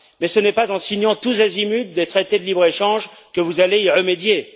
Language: French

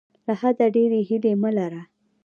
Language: Pashto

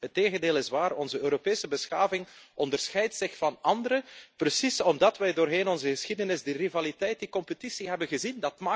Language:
Dutch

